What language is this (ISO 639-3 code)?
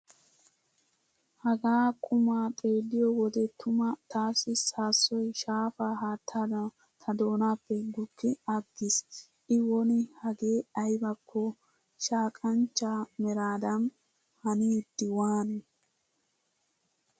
wal